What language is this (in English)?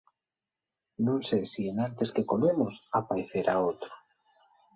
Asturian